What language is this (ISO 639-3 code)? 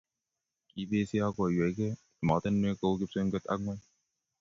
kln